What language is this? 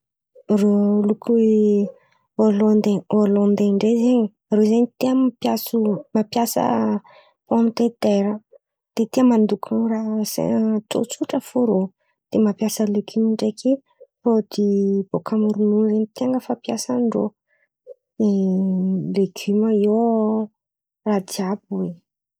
Antankarana Malagasy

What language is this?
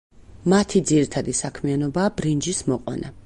Georgian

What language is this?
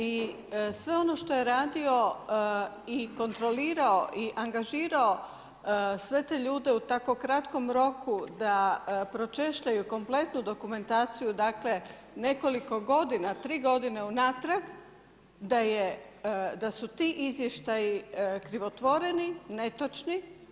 Croatian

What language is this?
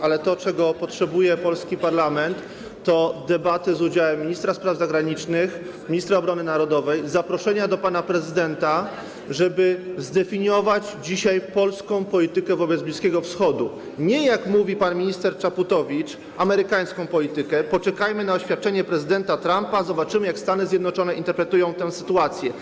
Polish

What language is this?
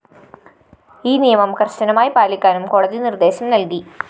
Malayalam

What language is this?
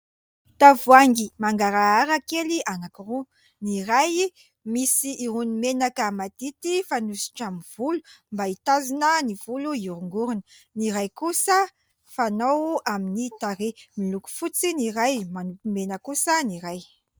Malagasy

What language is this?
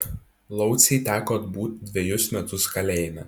Lithuanian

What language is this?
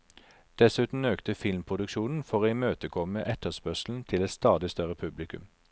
Norwegian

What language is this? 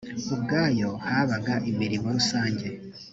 Kinyarwanda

